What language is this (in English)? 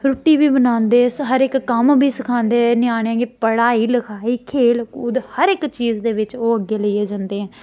Dogri